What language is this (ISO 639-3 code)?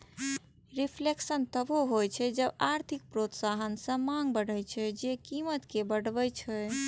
mai